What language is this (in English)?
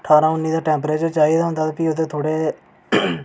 Dogri